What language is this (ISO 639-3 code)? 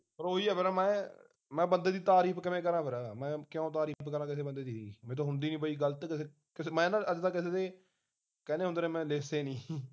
pan